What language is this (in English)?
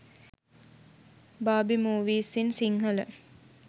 Sinhala